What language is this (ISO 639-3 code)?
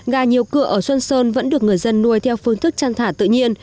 vie